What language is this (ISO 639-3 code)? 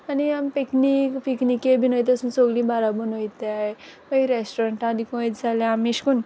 kok